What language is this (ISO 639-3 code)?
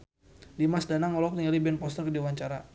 sun